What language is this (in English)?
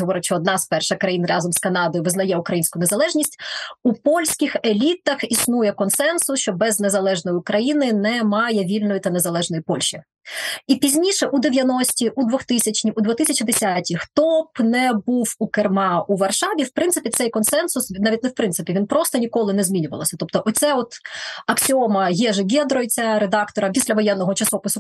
Ukrainian